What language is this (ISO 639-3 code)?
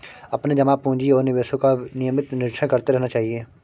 hin